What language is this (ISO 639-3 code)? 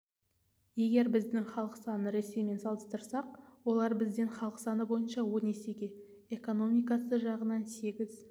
kaz